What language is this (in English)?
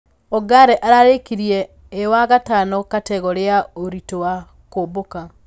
Kikuyu